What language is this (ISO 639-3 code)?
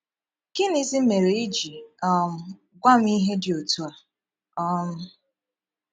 ibo